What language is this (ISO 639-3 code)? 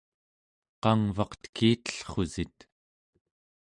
esu